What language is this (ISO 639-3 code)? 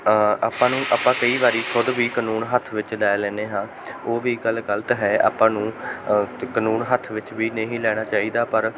pan